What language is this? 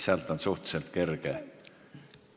Estonian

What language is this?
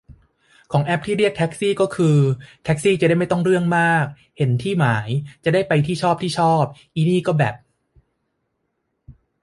Thai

